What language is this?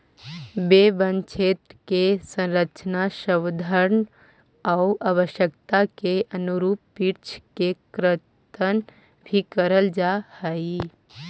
Magahi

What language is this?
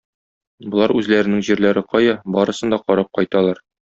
Tatar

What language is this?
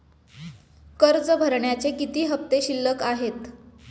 Marathi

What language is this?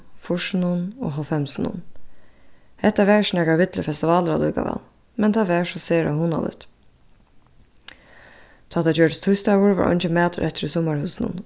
Faroese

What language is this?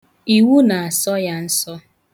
Igbo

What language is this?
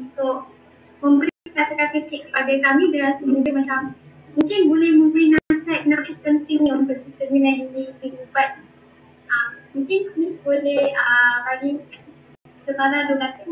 Malay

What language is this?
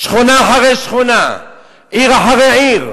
Hebrew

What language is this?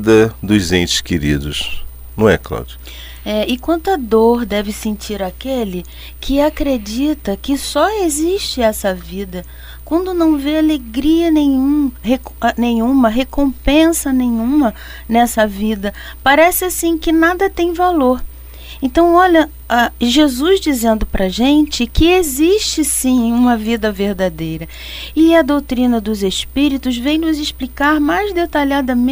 Portuguese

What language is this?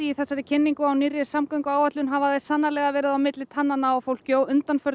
Icelandic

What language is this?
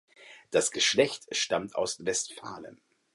German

